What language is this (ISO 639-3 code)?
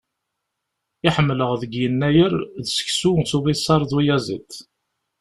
kab